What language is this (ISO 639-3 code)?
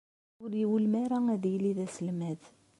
kab